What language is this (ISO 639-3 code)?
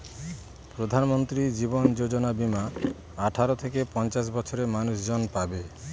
ben